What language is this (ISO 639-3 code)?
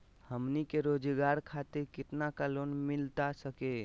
mag